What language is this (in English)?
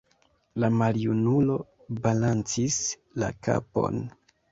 Esperanto